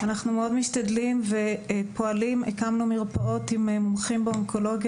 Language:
Hebrew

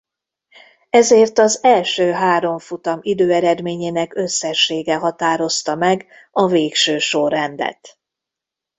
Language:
Hungarian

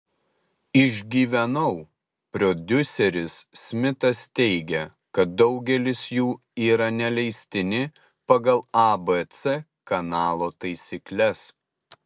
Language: Lithuanian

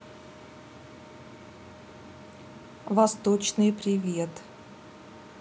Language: Russian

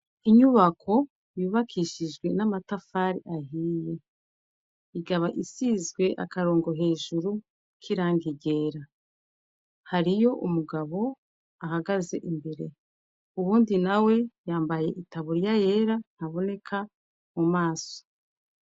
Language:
Rundi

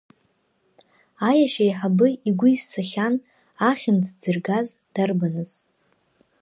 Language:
Abkhazian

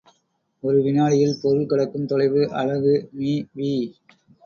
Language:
Tamil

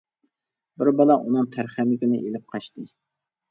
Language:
Uyghur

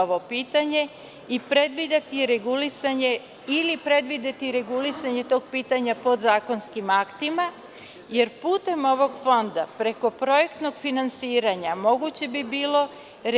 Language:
Serbian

